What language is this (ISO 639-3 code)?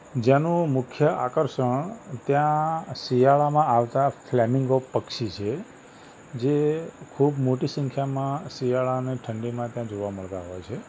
guj